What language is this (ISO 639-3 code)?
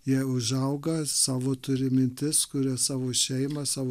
lit